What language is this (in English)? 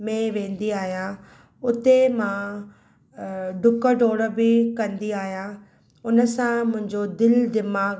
Sindhi